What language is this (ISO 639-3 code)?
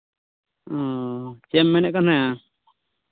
sat